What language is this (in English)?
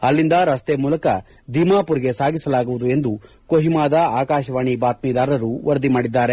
Kannada